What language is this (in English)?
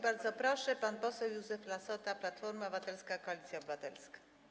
Polish